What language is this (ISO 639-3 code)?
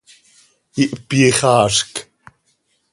sei